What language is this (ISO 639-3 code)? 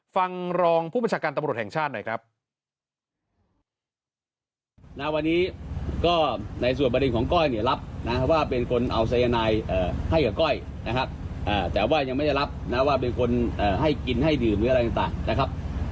tha